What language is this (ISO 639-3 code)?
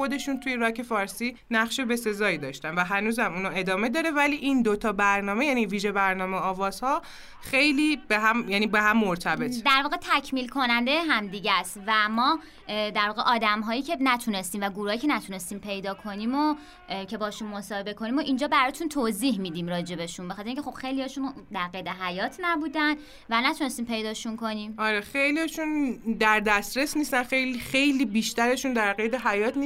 fas